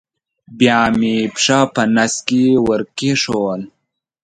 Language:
Pashto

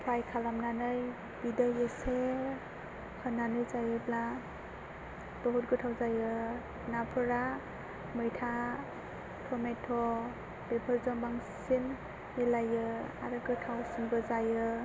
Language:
Bodo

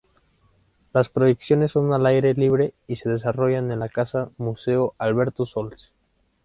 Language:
Spanish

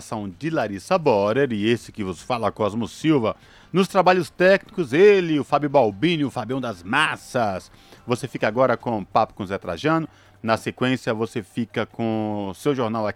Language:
Portuguese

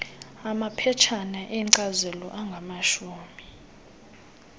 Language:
Xhosa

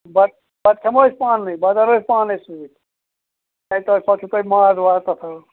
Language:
Kashmiri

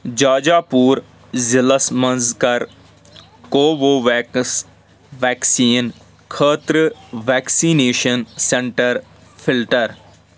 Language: Kashmiri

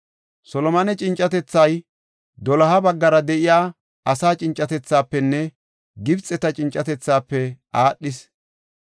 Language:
Gofa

